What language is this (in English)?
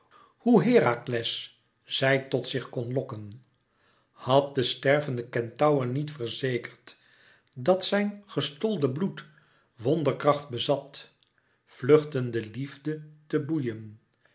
Dutch